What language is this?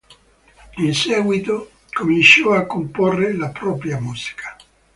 Italian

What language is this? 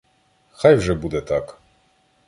Ukrainian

